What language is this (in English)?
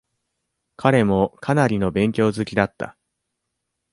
Japanese